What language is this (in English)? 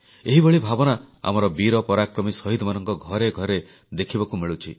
Odia